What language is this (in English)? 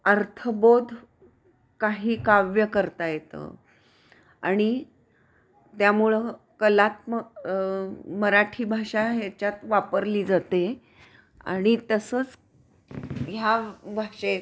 Marathi